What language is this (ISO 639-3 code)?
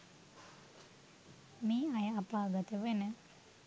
sin